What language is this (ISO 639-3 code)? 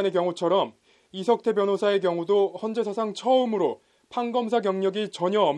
kor